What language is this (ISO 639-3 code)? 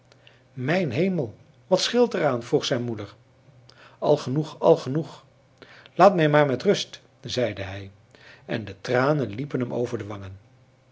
nld